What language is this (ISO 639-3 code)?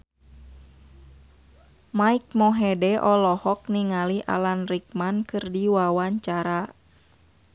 sun